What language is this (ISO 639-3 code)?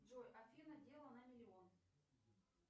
rus